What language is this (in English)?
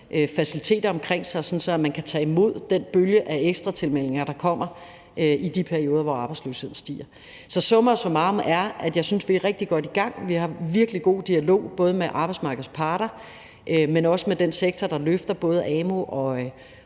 Danish